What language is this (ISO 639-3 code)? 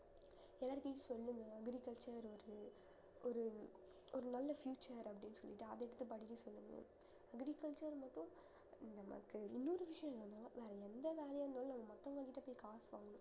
tam